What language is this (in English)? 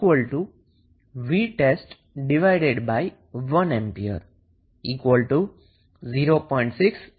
Gujarati